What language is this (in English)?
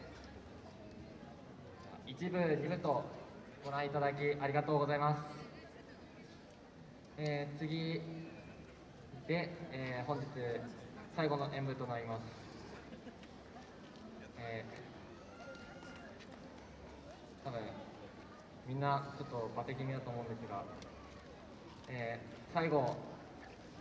Japanese